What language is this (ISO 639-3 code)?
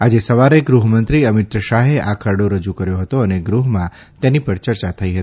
guj